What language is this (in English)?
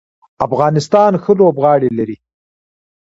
Pashto